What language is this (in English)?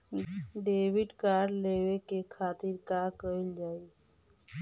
Bhojpuri